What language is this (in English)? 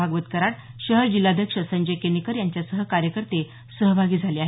Marathi